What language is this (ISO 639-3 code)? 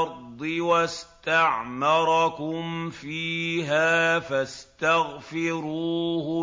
ara